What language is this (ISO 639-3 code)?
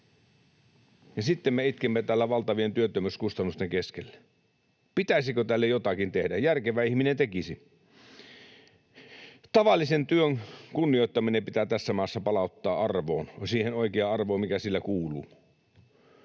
fin